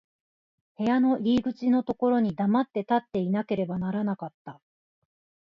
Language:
Japanese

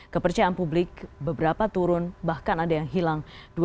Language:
Indonesian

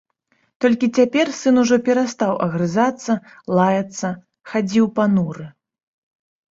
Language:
Belarusian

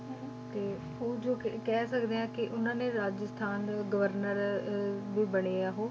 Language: Punjabi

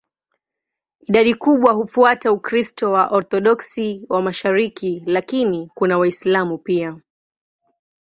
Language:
Swahili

